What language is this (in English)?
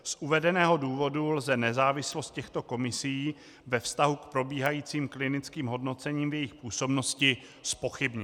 Czech